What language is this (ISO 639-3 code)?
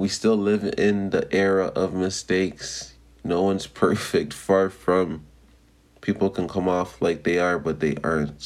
eng